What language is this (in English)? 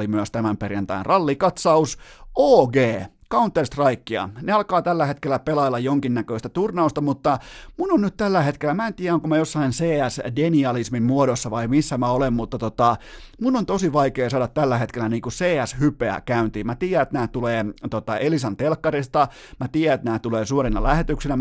Finnish